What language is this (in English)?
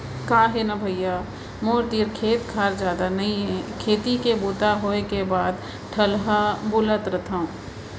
Chhattisgarhi